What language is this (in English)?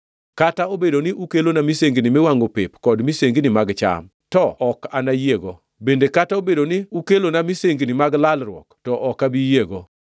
Luo (Kenya and Tanzania)